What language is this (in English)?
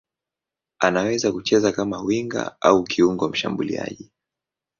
Swahili